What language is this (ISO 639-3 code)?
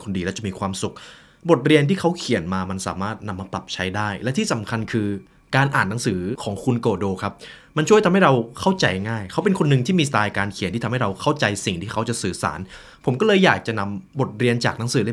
tha